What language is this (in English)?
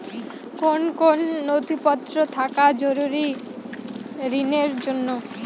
Bangla